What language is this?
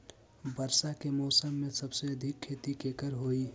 Magahi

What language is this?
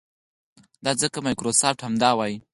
Pashto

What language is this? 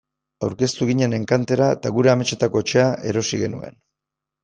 Basque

